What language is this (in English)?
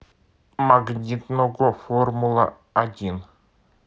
Russian